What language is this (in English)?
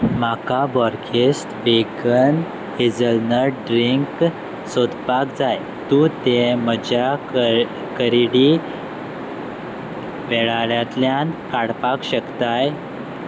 Konkani